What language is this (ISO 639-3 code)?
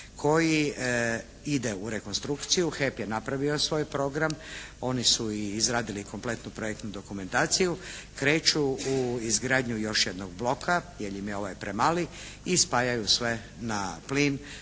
hrv